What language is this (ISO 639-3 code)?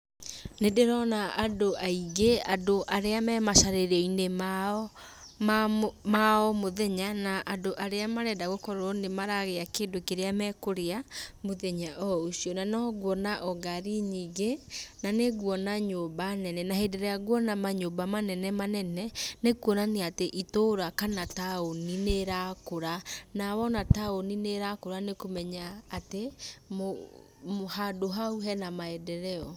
kik